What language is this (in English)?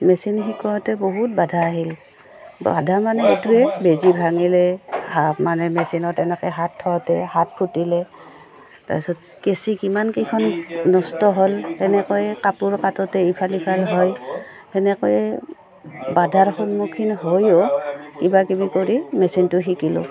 Assamese